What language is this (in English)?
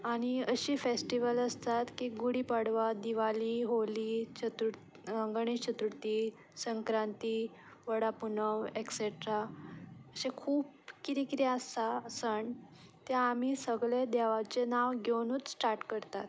Konkani